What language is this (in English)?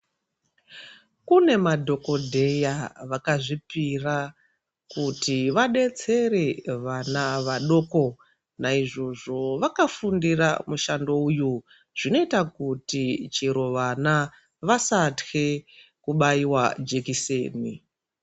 Ndau